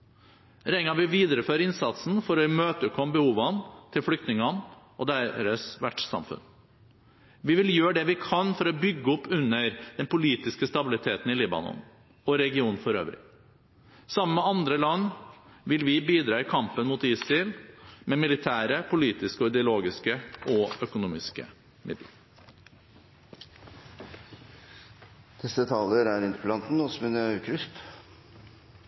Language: Norwegian Bokmål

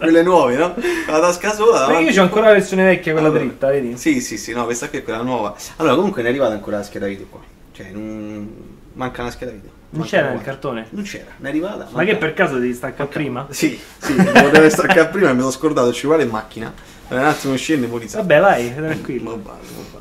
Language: Italian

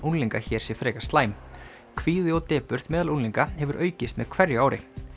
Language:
Icelandic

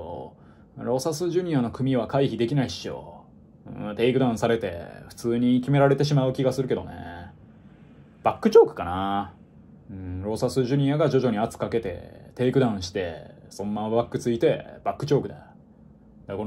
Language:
Japanese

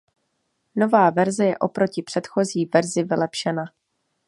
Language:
Czech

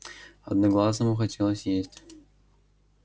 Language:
Russian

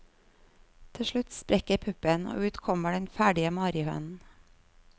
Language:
Norwegian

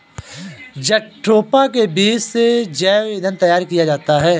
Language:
Hindi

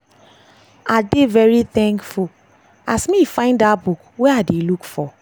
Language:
Nigerian Pidgin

